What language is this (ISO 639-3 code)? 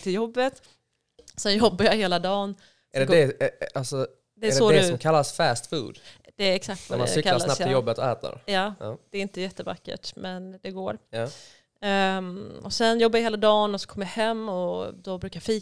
swe